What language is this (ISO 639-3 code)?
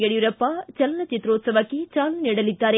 kan